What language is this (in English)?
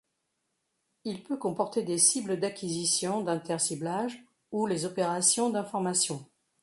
French